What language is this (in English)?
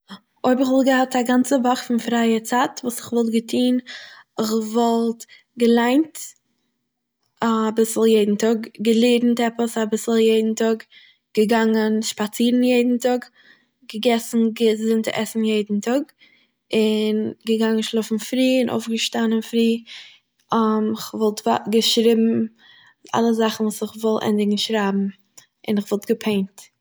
Yiddish